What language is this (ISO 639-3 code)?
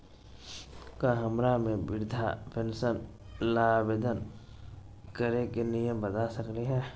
mag